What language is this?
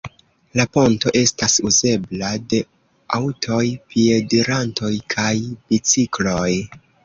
Esperanto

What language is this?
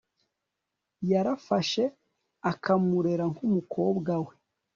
Kinyarwanda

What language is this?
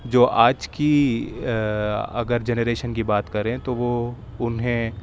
Urdu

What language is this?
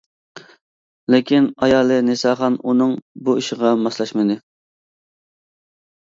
Uyghur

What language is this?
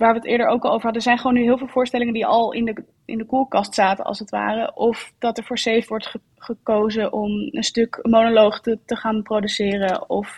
Dutch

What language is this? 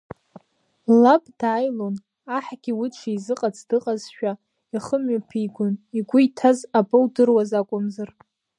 Abkhazian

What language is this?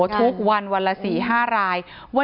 Thai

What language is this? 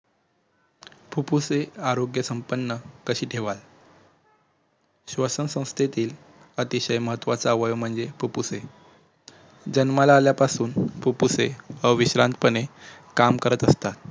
Marathi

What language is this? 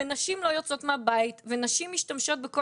Hebrew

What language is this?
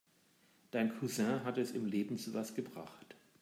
German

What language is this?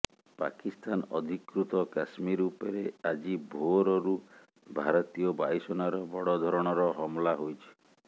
Odia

